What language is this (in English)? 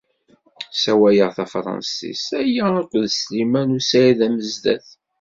Kabyle